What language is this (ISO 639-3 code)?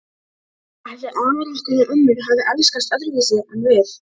isl